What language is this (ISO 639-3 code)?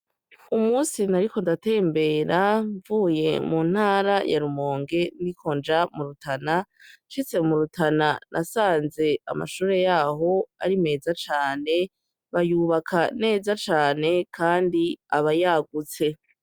run